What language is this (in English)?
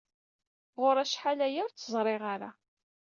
Kabyle